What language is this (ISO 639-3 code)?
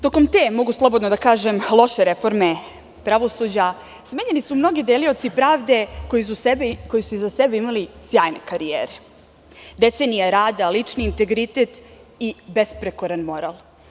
srp